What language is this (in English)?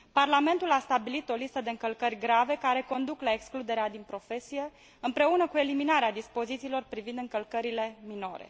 Romanian